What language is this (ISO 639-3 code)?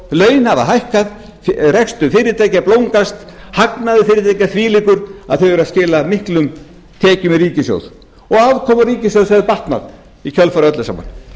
isl